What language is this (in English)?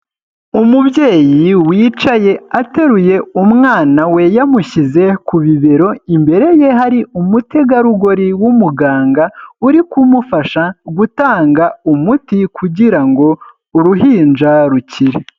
Kinyarwanda